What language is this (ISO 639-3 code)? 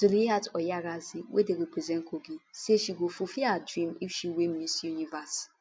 pcm